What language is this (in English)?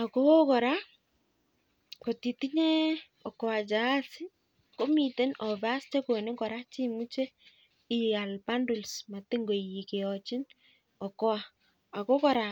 Kalenjin